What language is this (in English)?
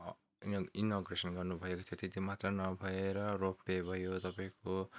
Nepali